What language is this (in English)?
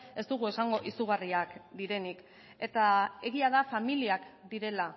Basque